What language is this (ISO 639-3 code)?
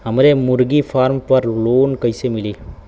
bho